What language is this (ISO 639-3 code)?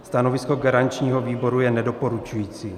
ces